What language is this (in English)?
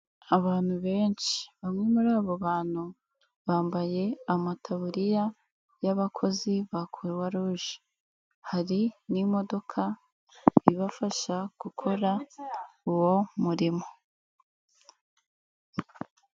Kinyarwanda